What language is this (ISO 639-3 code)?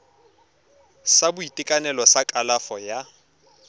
tsn